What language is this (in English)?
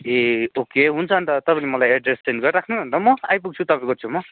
Nepali